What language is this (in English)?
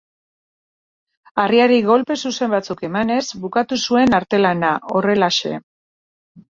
Basque